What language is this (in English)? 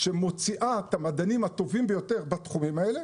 Hebrew